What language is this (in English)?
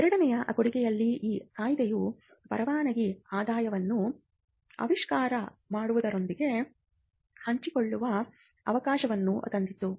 Kannada